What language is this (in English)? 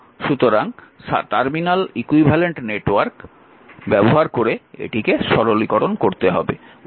Bangla